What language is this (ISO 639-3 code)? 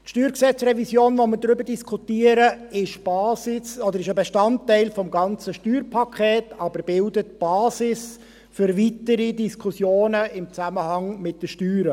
gsw